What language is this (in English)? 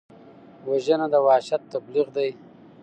Pashto